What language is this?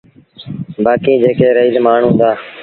Sindhi Bhil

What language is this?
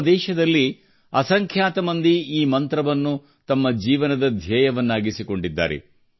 Kannada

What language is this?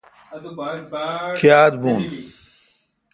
Kalkoti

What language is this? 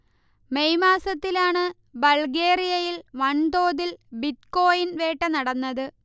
Malayalam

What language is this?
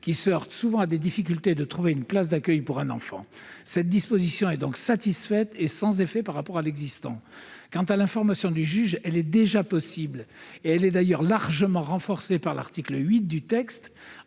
French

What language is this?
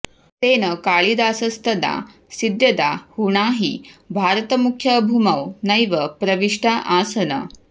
Sanskrit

